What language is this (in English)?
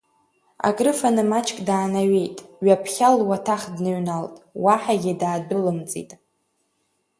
Abkhazian